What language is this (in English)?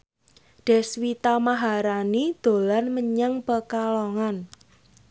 Javanese